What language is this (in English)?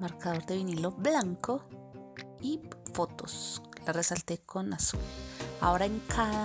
Spanish